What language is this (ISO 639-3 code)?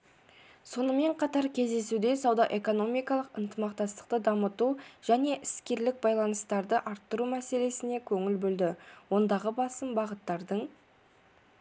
kaz